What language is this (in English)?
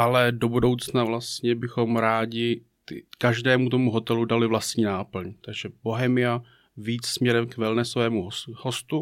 Czech